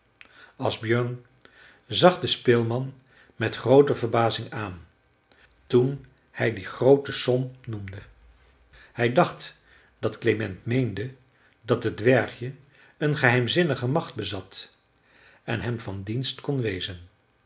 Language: Dutch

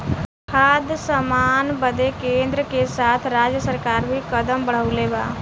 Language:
Bhojpuri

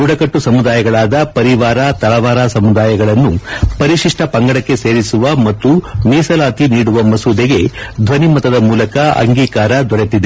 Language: Kannada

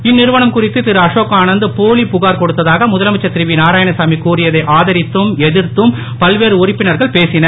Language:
Tamil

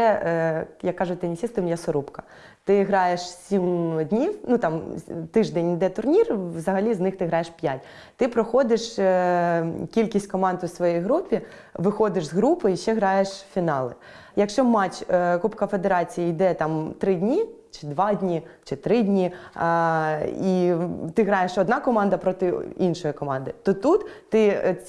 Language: Ukrainian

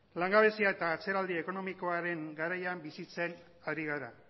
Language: Basque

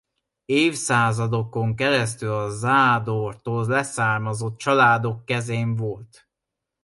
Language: Hungarian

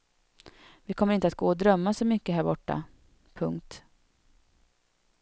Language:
Swedish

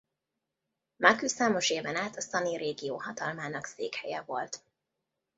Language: Hungarian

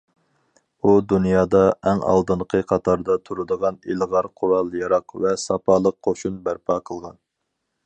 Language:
Uyghur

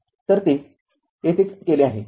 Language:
Marathi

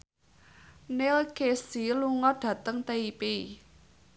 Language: Javanese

